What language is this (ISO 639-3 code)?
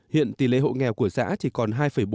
vie